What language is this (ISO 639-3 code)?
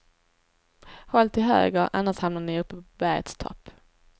swe